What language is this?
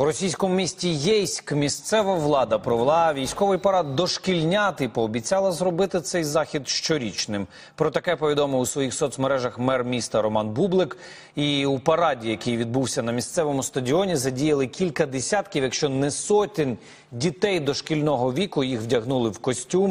Ukrainian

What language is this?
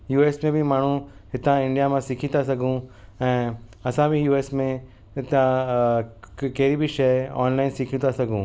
Sindhi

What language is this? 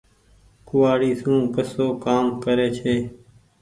Goaria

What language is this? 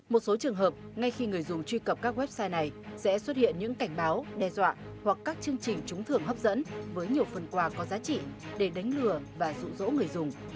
Vietnamese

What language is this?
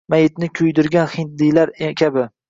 Uzbek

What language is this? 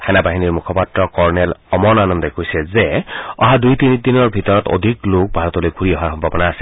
Assamese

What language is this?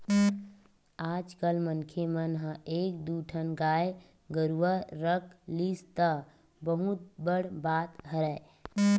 Chhattisgarhi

